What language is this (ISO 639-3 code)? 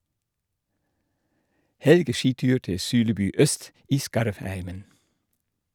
nor